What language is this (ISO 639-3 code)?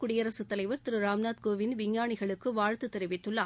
tam